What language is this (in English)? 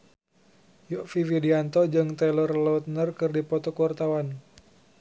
Sundanese